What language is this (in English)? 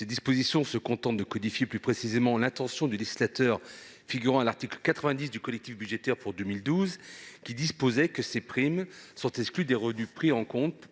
French